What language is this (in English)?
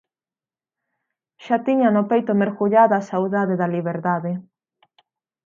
Galician